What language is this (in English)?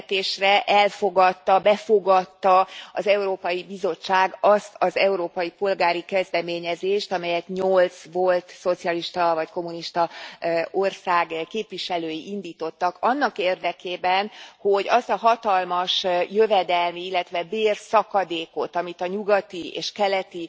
Hungarian